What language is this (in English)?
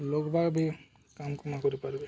Odia